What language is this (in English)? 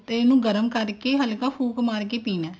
Punjabi